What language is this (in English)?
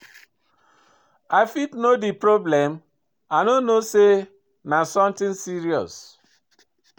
Nigerian Pidgin